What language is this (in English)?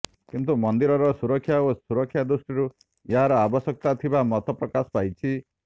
Odia